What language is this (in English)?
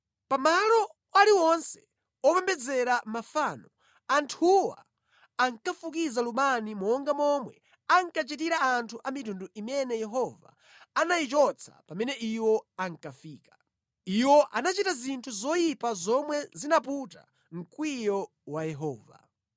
Nyanja